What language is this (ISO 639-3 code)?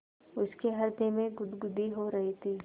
hin